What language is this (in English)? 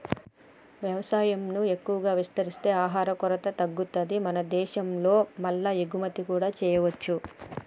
Telugu